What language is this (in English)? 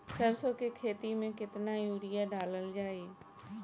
Bhojpuri